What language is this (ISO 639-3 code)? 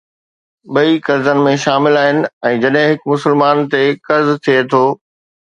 snd